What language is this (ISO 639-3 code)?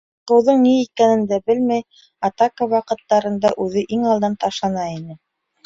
bak